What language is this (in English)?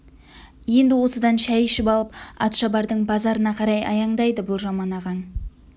Kazakh